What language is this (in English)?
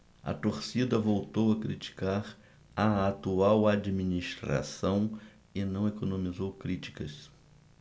Portuguese